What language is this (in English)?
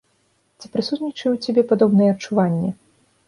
Belarusian